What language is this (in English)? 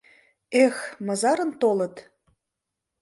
Mari